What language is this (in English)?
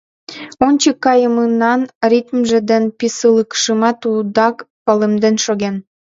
Mari